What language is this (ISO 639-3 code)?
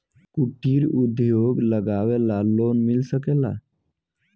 bho